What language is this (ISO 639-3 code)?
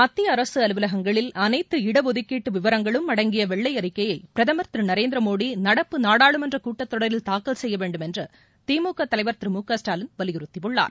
tam